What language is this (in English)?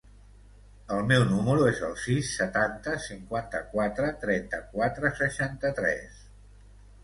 Catalan